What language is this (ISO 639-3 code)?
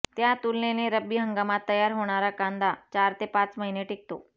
mar